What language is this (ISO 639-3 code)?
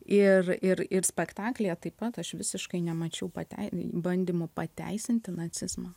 lit